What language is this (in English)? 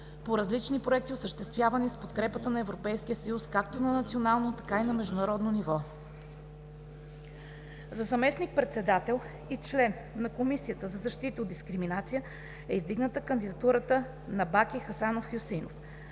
Bulgarian